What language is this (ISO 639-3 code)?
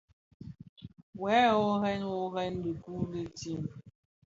ksf